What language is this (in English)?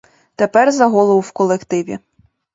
Ukrainian